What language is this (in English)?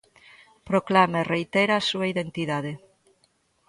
Galician